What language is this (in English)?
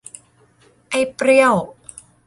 Thai